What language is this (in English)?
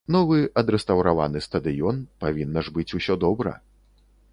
Belarusian